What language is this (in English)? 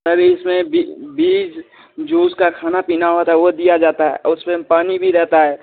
Hindi